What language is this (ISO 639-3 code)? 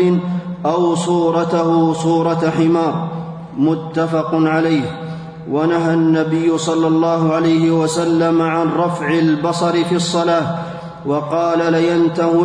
ara